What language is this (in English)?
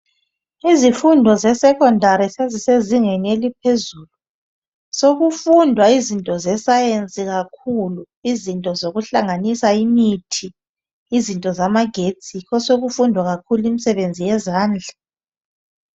North Ndebele